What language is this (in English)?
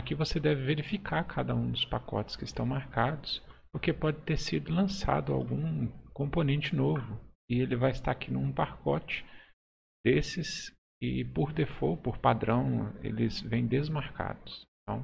Portuguese